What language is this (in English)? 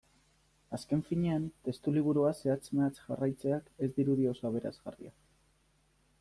Basque